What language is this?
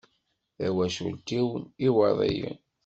Kabyle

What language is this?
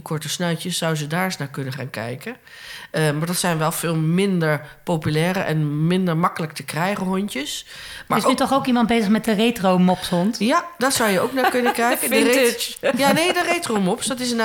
Dutch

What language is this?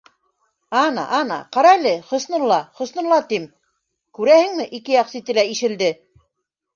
Bashkir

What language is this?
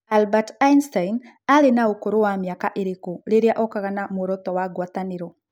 Kikuyu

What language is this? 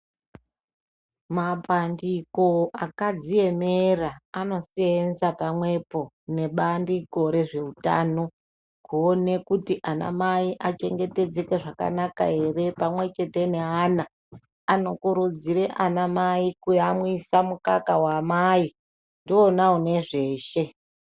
Ndau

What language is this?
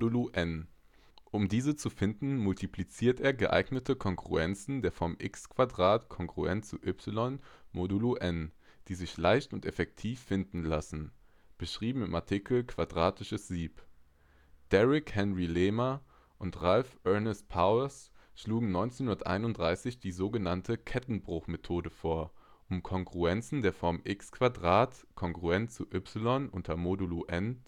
German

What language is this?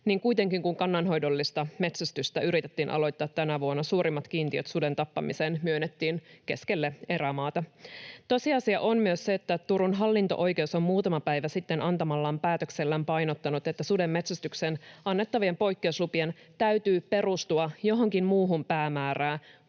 Finnish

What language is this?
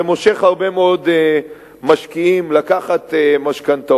Hebrew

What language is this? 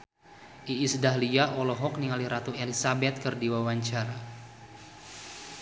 Sundanese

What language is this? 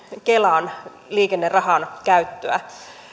Finnish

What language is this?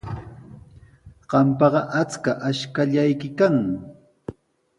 Sihuas Ancash Quechua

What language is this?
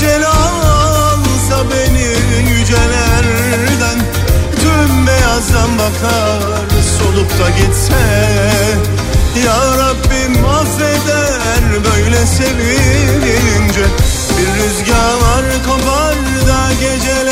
Turkish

